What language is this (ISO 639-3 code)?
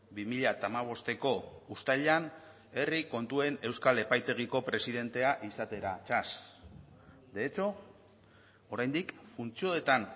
eus